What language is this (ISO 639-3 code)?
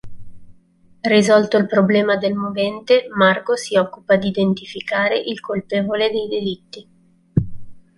ita